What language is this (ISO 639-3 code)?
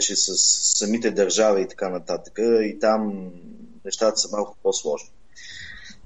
bul